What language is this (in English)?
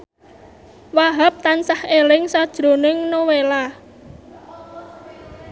Javanese